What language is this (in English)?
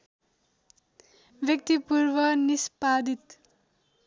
Nepali